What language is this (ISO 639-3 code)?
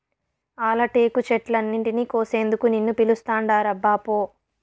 tel